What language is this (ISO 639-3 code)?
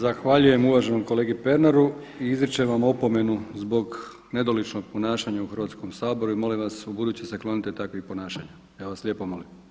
hrv